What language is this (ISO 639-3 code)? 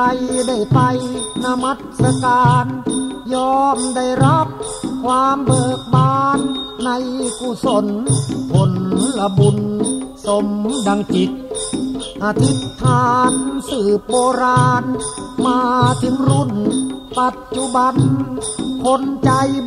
tha